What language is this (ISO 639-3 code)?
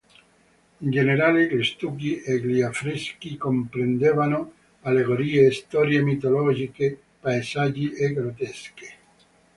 ita